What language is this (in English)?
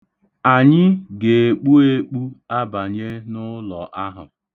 Igbo